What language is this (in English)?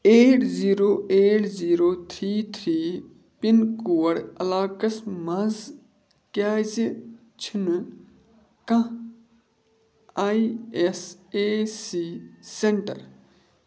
Kashmiri